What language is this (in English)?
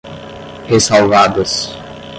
Portuguese